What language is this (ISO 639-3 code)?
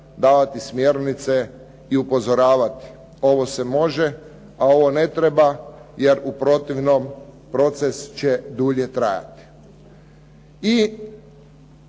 hrv